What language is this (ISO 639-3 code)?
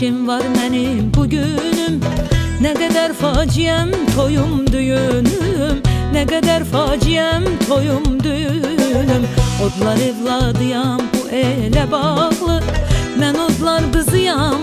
tur